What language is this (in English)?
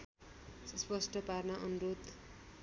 Nepali